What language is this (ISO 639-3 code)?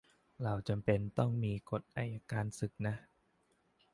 tha